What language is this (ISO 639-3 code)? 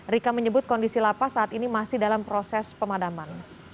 ind